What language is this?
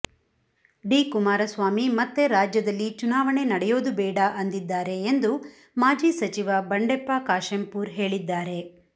Kannada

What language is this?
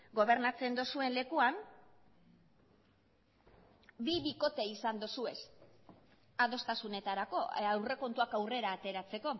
Basque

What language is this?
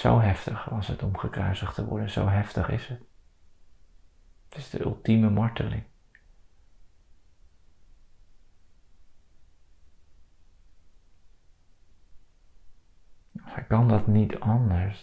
Dutch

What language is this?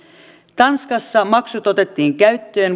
Finnish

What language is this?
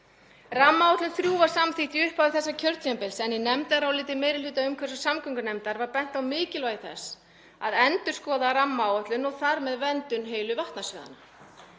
Icelandic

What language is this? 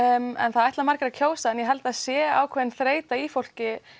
Icelandic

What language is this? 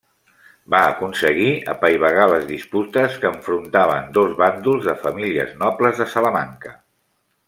Catalan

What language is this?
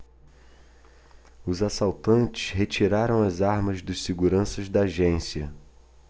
Portuguese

